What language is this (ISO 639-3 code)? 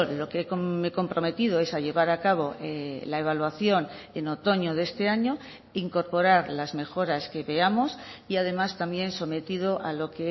spa